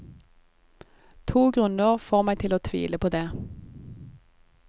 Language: Norwegian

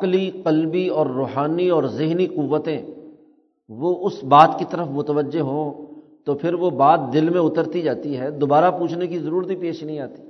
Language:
Urdu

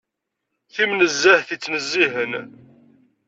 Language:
Kabyle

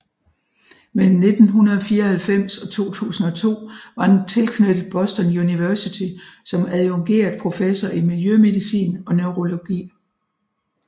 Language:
Danish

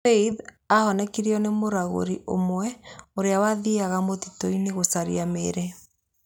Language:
Kikuyu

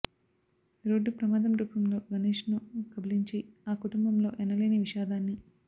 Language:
Telugu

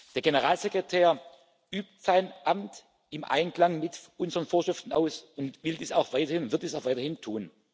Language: German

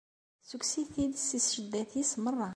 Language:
Kabyle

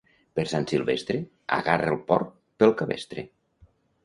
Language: Catalan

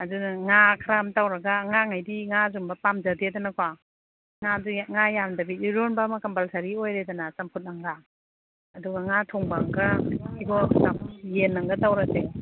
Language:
Manipuri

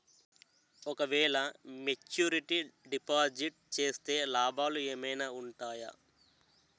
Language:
Telugu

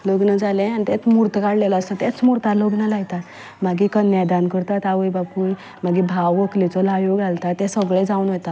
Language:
Konkani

